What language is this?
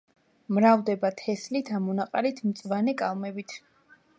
Georgian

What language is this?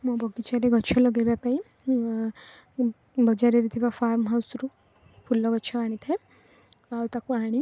Odia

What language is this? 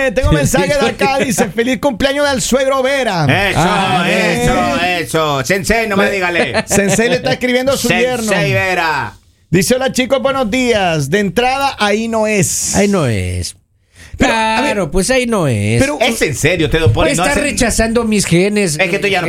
Spanish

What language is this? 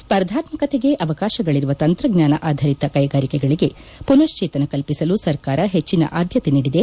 Kannada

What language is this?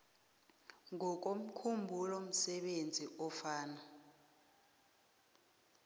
South Ndebele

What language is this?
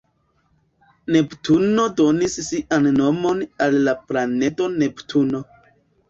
Esperanto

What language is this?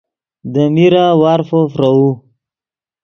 Yidgha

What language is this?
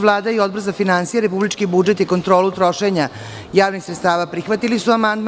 Serbian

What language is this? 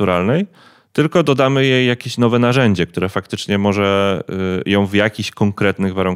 Polish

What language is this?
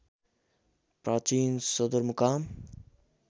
Nepali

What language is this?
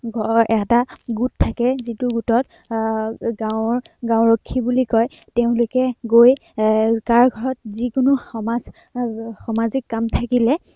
Assamese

